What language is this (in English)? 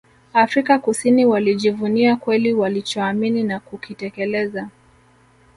Swahili